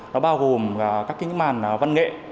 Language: Vietnamese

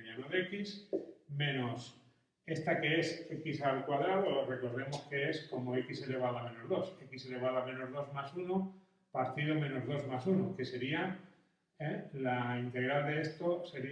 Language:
Spanish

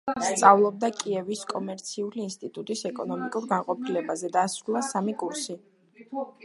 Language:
Georgian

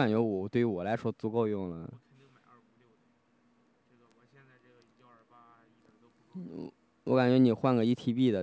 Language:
Chinese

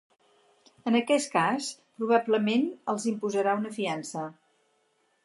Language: Catalan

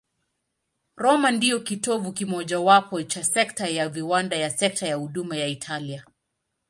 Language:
Swahili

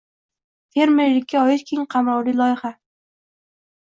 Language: Uzbek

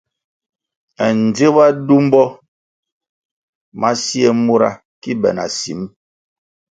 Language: Kwasio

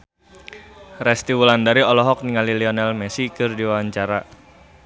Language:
Sundanese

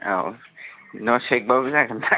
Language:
Bodo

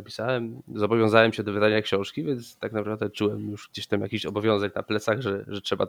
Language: Polish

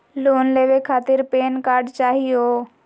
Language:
Magahi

